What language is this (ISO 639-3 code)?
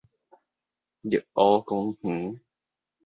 nan